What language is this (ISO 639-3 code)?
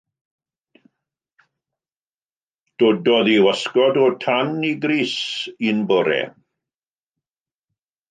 cym